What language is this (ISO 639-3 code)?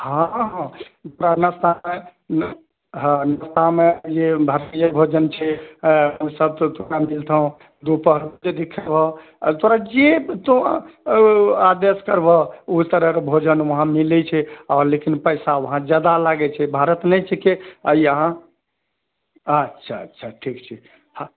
mai